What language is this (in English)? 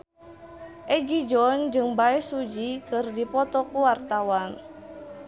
Sundanese